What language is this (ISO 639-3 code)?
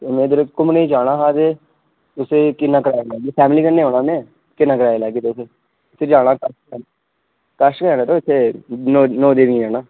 doi